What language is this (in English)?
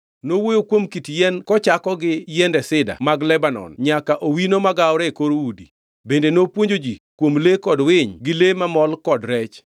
Luo (Kenya and Tanzania)